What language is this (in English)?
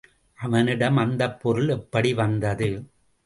Tamil